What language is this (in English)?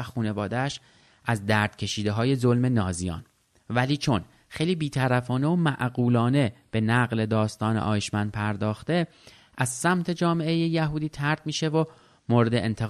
Persian